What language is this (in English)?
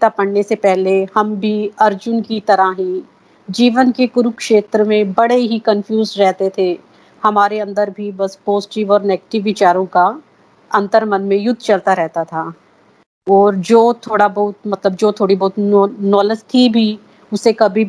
Hindi